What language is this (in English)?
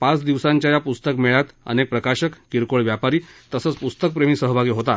Marathi